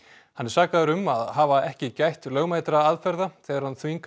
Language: Icelandic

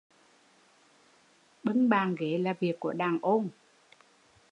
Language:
Vietnamese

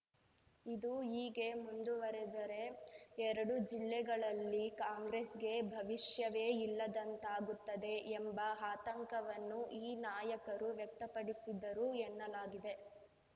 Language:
Kannada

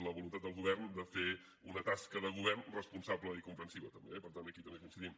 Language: Catalan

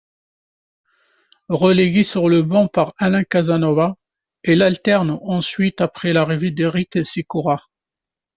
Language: French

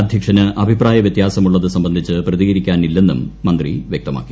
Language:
Malayalam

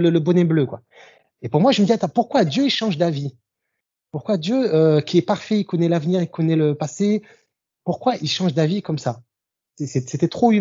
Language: French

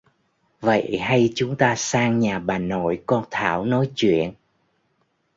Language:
Vietnamese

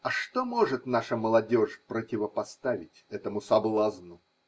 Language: Russian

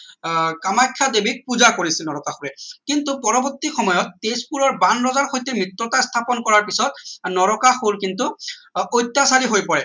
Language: Assamese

